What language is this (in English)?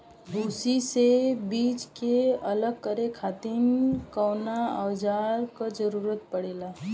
Bhojpuri